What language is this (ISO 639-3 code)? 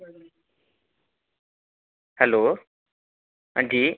doi